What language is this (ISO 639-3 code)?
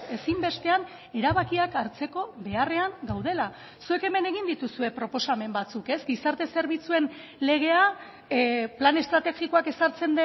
eus